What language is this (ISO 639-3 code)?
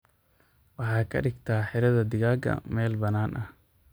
som